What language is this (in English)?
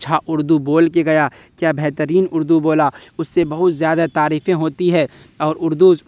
Urdu